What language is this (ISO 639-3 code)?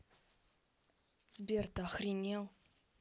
rus